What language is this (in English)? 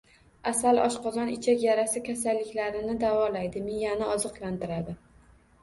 Uzbek